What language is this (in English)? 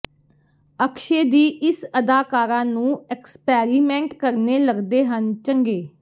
Punjabi